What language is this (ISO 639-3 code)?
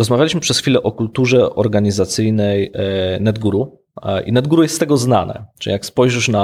pol